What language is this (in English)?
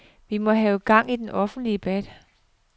Danish